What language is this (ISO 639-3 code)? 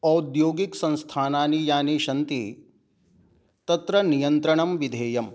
san